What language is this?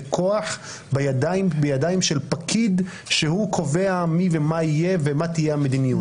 Hebrew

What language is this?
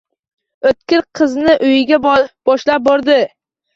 Uzbek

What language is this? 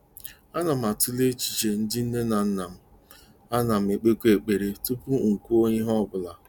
Igbo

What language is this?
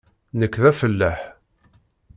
Kabyle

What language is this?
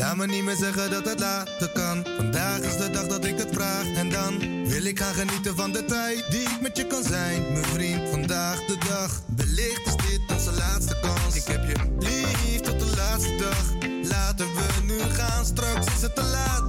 Dutch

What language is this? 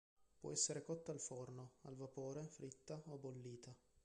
Italian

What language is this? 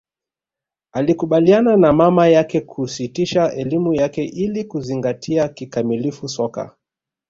Swahili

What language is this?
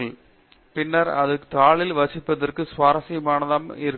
Tamil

